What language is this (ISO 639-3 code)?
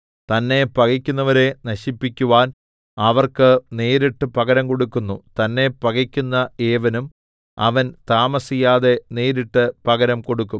mal